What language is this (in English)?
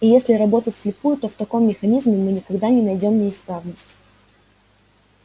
Russian